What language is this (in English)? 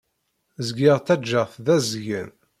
Kabyle